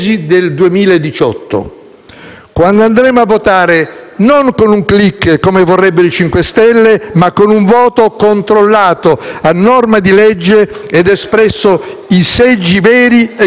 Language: Italian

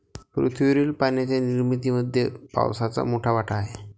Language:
Marathi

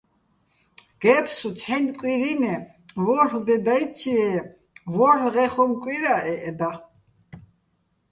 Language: Bats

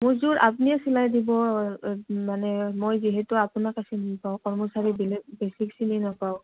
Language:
Assamese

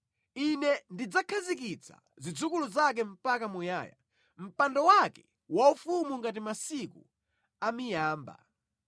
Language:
Nyanja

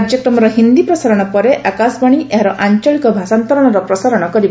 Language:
Odia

